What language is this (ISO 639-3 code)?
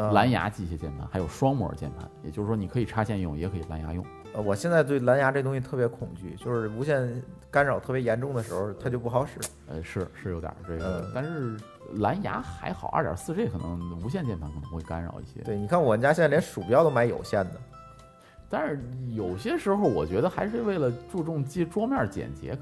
zho